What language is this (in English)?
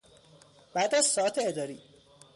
Persian